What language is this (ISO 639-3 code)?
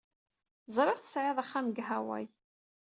kab